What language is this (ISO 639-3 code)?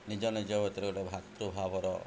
ori